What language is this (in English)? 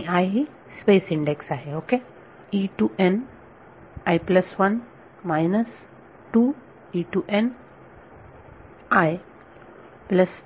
Marathi